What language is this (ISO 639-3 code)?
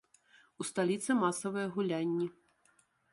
bel